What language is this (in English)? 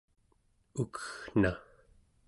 Central Yupik